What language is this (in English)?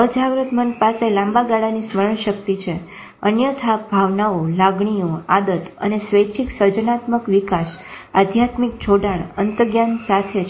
Gujarati